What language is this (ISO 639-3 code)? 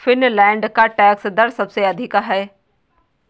hin